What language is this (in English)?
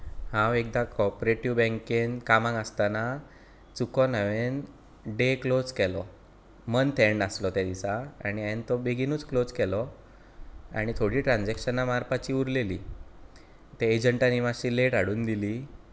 Konkani